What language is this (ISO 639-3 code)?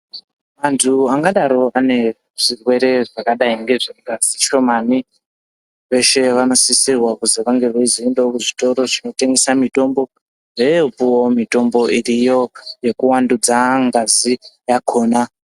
ndc